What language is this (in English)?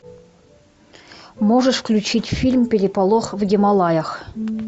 Russian